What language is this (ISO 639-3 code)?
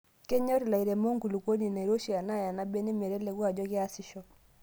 mas